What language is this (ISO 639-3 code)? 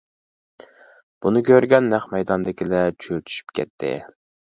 uig